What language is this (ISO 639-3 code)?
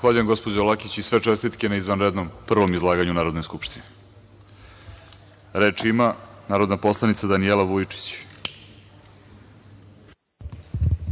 srp